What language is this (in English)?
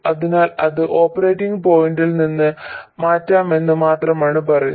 Malayalam